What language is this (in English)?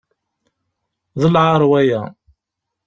Kabyle